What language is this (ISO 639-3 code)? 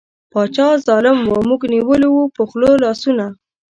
pus